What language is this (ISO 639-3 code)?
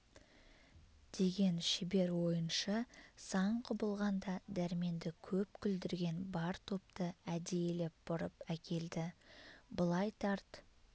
kaz